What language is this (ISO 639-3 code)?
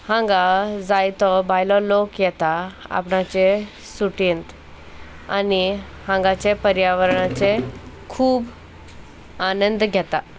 kok